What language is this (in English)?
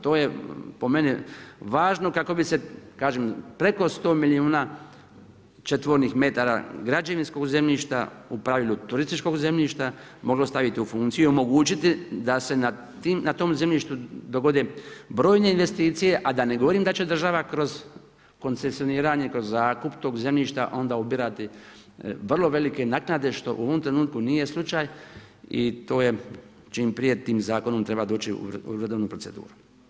Croatian